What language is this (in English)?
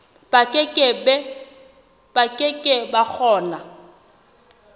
Southern Sotho